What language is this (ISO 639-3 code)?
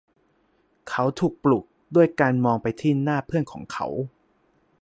tha